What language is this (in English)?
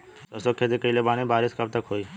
Bhojpuri